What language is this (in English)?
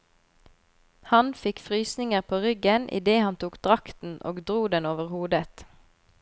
Norwegian